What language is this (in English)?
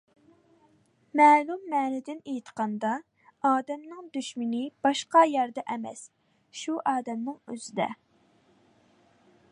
Uyghur